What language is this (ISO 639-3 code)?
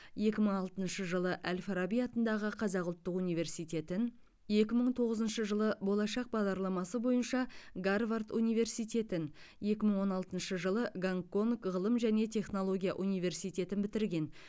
kaz